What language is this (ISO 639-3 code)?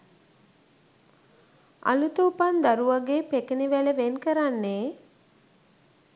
sin